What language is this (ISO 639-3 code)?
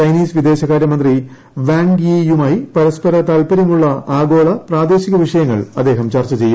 mal